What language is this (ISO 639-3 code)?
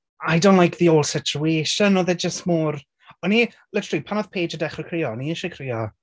cym